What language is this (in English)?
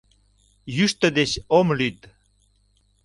Mari